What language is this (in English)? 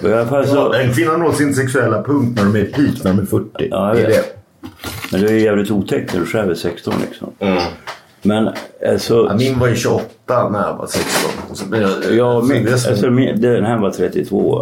Swedish